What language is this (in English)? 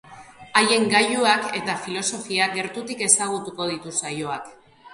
Basque